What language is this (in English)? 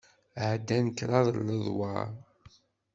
Kabyle